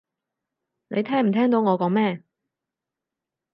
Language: Cantonese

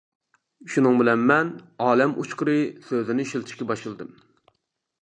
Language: Uyghur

